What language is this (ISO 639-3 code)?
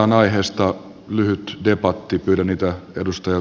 fin